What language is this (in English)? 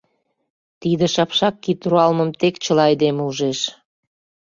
Mari